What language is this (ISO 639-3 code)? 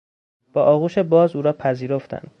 fas